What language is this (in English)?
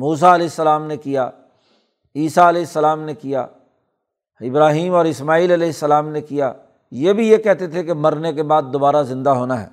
Urdu